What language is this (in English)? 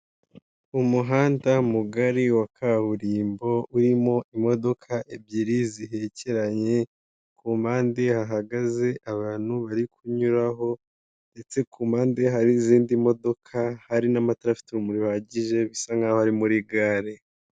Kinyarwanda